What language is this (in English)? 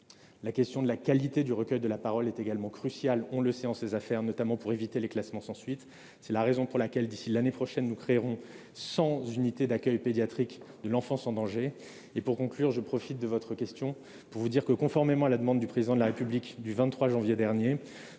French